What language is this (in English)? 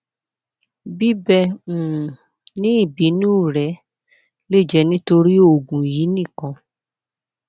Yoruba